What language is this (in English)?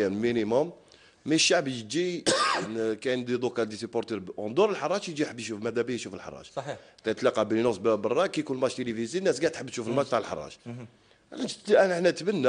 Arabic